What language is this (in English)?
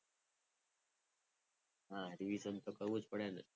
Gujarati